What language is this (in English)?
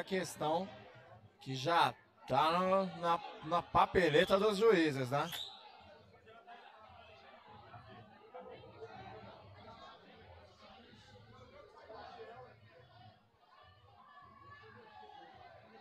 Portuguese